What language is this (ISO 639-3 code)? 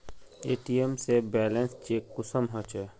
mag